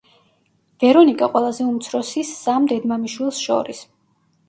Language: Georgian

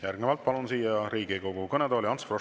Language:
Estonian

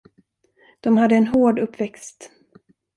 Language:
Swedish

